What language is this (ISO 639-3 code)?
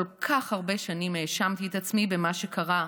heb